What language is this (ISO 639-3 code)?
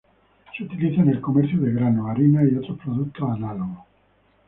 spa